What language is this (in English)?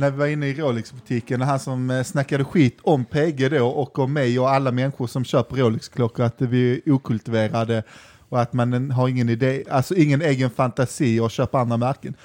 Swedish